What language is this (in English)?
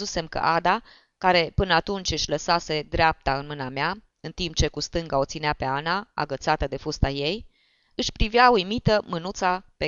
Romanian